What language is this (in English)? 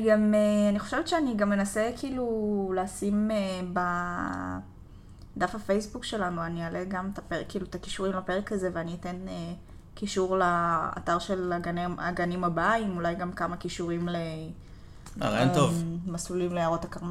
Hebrew